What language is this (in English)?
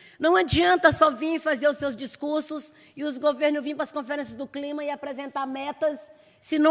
Portuguese